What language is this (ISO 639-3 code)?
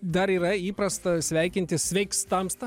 lit